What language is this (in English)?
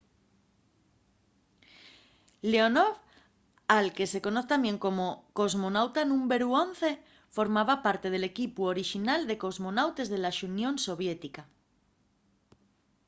Asturian